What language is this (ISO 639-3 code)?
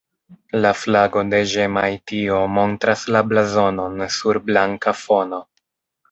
epo